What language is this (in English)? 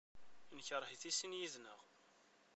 Kabyle